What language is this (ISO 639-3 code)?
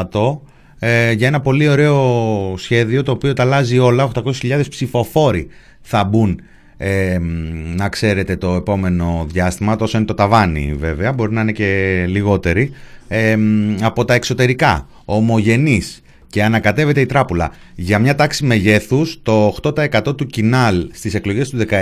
ell